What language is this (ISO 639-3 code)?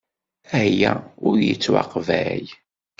kab